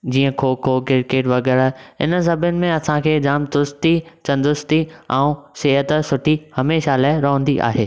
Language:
Sindhi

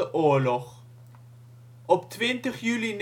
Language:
Dutch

